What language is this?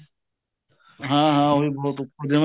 Punjabi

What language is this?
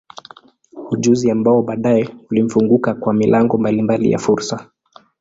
Swahili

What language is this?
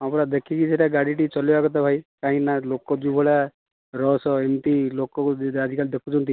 Odia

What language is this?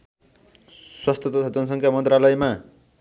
Nepali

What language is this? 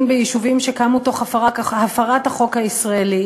Hebrew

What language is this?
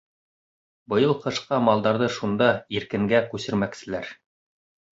Bashkir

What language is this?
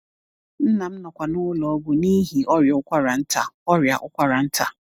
Igbo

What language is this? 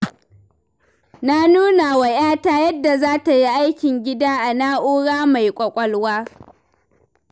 Hausa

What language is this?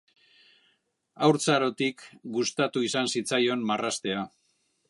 Basque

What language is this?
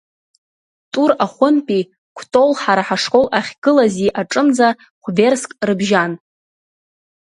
Abkhazian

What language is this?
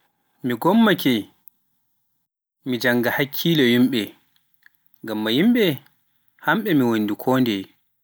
Pular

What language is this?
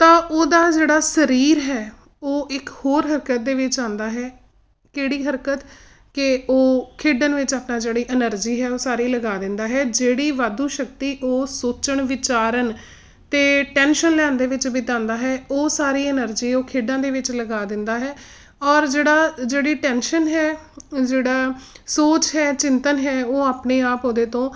Punjabi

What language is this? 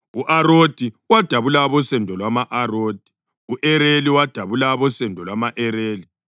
North Ndebele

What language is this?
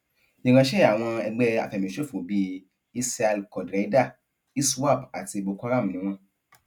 Yoruba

